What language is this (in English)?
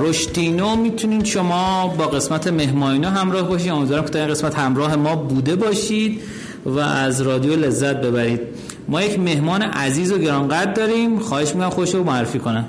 Persian